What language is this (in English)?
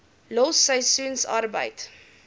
Afrikaans